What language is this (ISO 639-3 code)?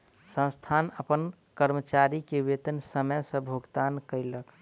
mai